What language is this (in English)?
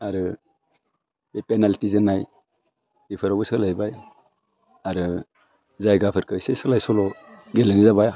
Bodo